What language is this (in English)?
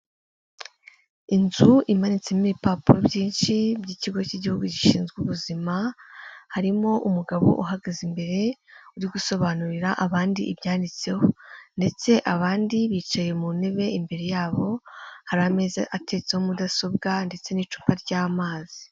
Kinyarwanda